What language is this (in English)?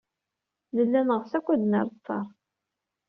Kabyle